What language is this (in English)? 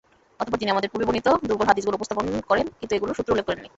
Bangla